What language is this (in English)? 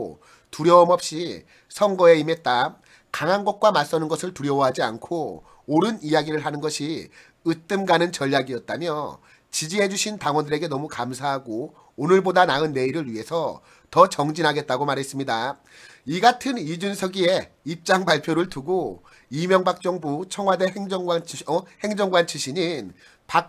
Korean